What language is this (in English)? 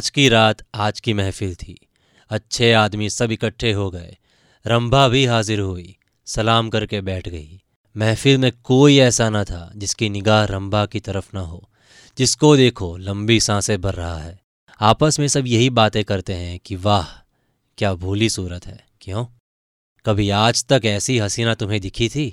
Hindi